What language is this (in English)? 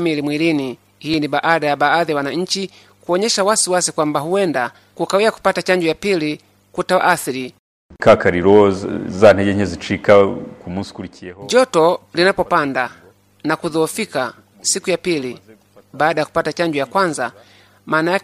Swahili